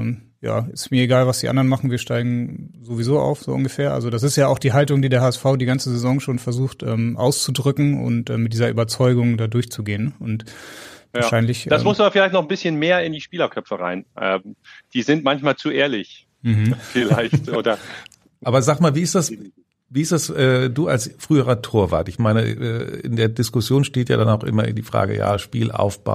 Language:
German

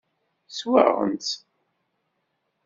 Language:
Kabyle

